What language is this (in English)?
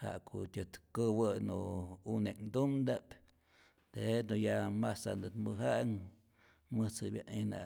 Rayón Zoque